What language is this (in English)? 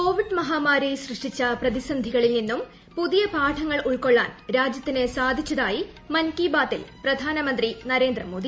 Malayalam